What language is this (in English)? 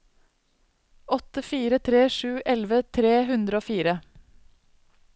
Norwegian